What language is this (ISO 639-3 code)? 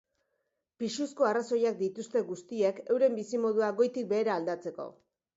eus